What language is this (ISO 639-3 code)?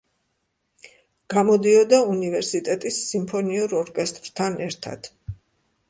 kat